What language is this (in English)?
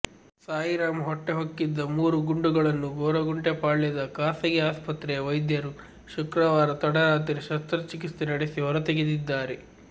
Kannada